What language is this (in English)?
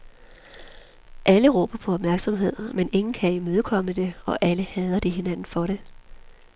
Danish